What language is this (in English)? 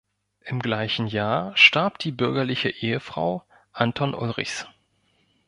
German